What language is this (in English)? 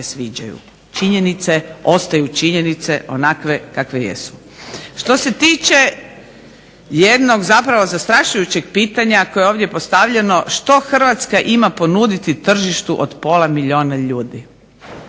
Croatian